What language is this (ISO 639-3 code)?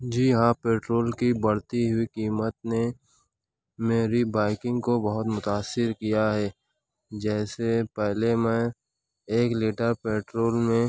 urd